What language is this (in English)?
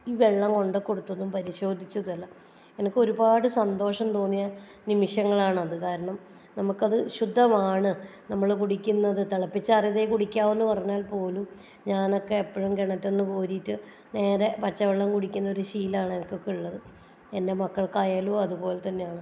Malayalam